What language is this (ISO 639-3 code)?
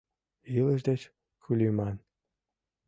chm